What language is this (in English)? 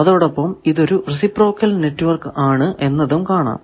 Malayalam